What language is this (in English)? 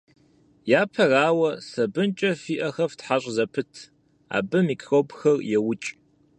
Kabardian